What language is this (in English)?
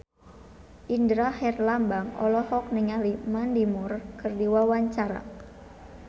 Sundanese